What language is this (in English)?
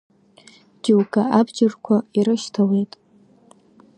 Abkhazian